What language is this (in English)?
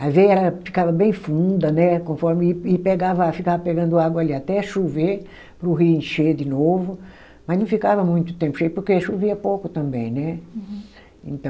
Portuguese